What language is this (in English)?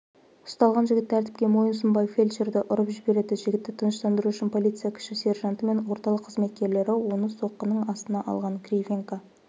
Kazakh